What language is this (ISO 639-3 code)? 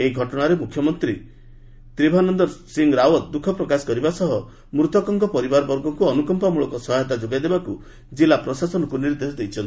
ori